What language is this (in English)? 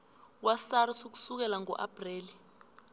South Ndebele